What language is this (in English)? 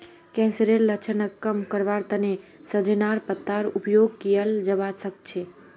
Magahi